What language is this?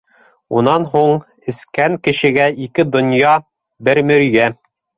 Bashkir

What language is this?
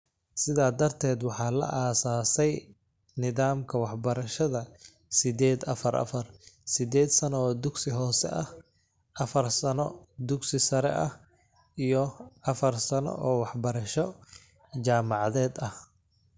Somali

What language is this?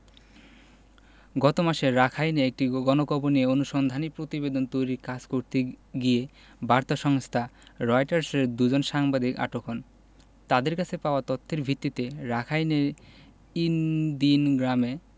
Bangla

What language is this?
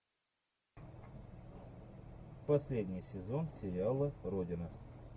Russian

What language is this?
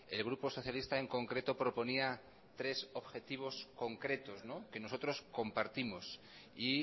Spanish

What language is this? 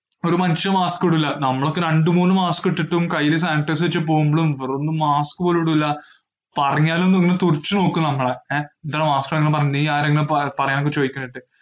Malayalam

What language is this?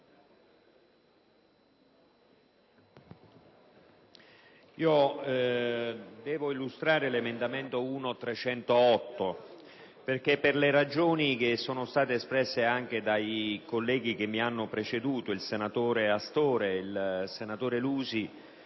Italian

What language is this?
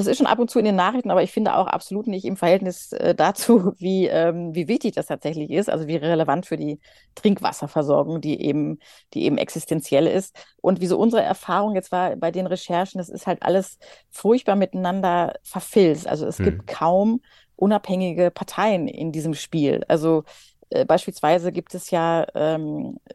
German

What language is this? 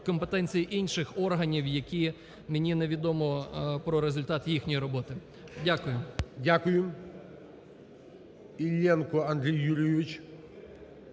Ukrainian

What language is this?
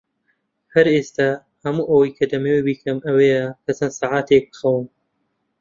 Central Kurdish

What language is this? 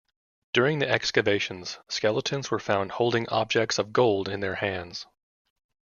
English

